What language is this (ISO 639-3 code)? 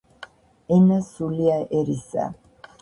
kat